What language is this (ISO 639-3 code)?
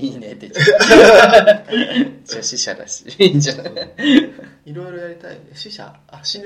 jpn